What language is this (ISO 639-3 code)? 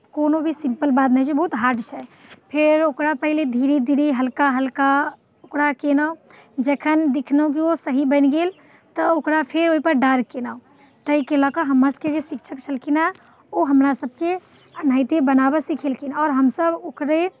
mai